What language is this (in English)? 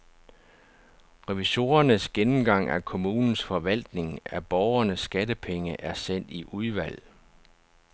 Danish